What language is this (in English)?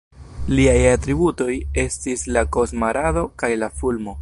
Esperanto